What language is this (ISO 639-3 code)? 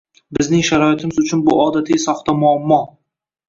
uzb